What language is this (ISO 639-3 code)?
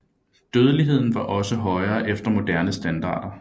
dan